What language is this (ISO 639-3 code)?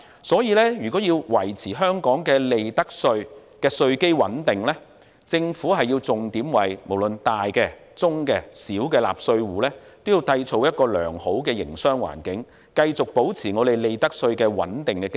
yue